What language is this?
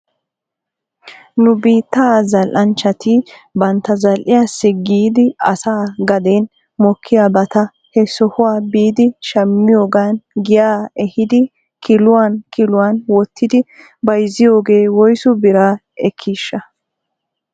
Wolaytta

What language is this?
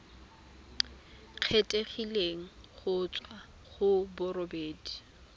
Tswana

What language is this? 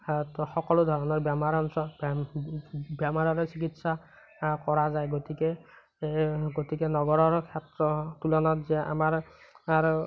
Assamese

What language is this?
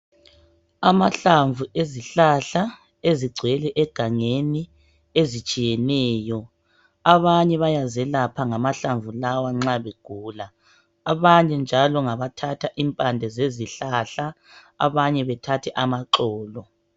North Ndebele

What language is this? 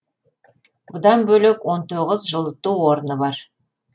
Kazakh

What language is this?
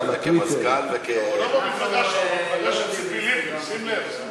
Hebrew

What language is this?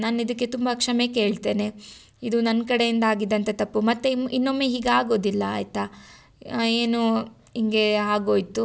Kannada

